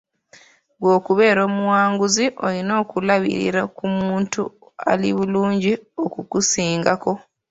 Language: Ganda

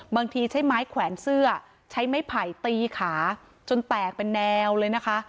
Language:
Thai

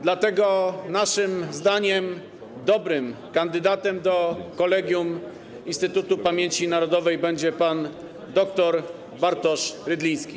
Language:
Polish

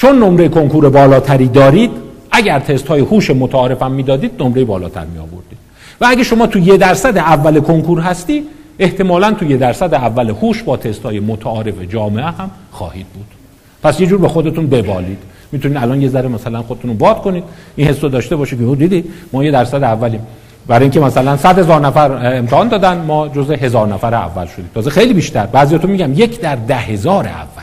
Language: Persian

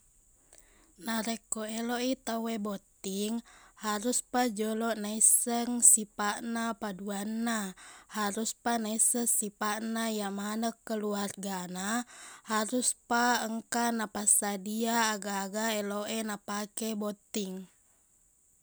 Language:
Buginese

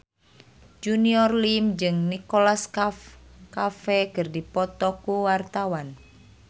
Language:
Sundanese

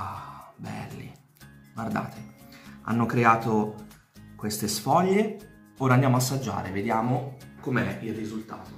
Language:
Italian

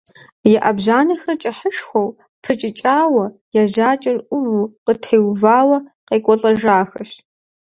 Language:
Kabardian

